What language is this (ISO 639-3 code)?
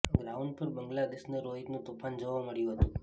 guj